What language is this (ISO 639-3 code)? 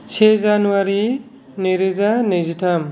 brx